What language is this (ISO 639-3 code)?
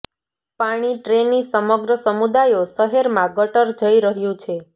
guj